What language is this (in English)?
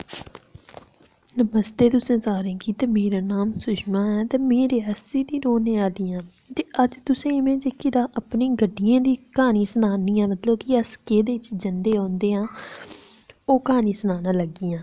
Dogri